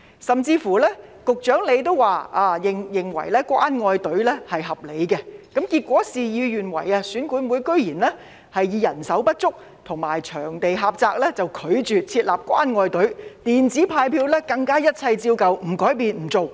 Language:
Cantonese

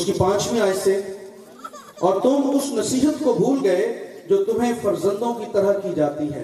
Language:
Urdu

